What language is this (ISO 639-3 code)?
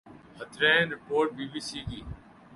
urd